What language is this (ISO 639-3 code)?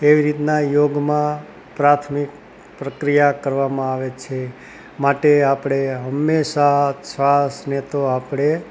guj